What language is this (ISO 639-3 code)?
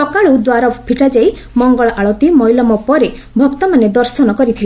ori